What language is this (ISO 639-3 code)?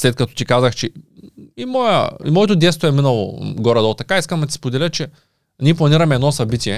bul